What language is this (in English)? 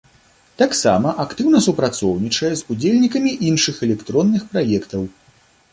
Belarusian